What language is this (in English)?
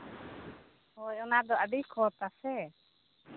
Santali